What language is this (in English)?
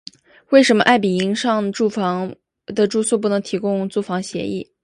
Chinese